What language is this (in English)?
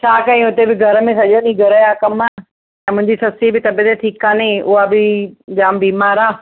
Sindhi